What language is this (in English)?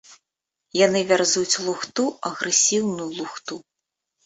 Belarusian